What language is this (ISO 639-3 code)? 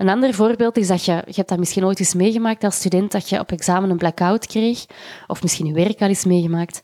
nld